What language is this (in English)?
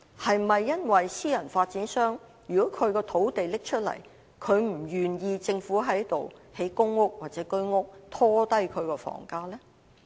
Cantonese